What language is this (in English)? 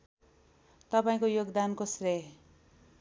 Nepali